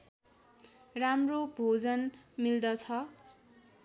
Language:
Nepali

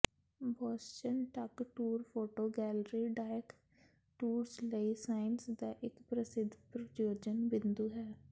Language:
Punjabi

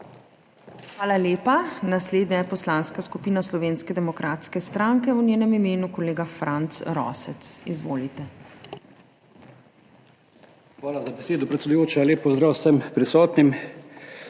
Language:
Slovenian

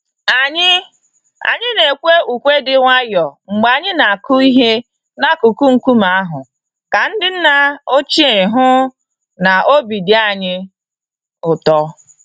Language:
Igbo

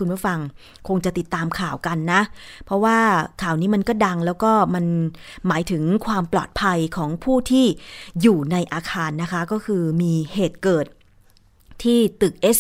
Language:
Thai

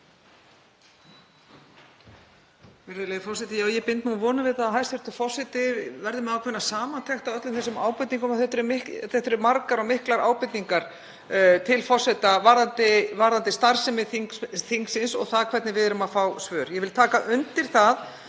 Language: Icelandic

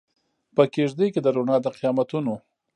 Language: Pashto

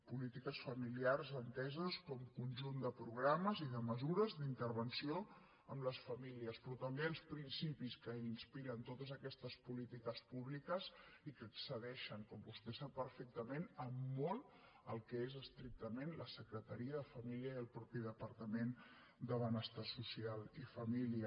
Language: Catalan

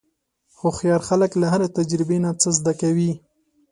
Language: Pashto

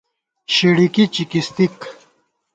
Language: Gawar-Bati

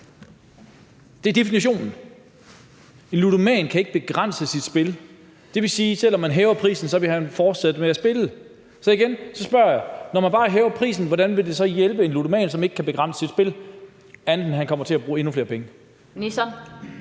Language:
Danish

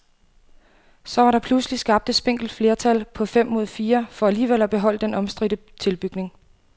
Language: Danish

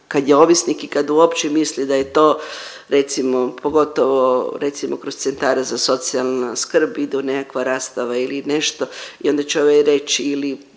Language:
Croatian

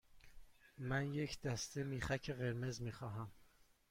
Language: Persian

